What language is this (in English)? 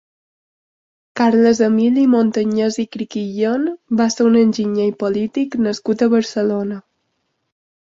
Catalan